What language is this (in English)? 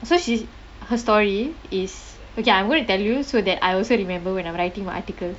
English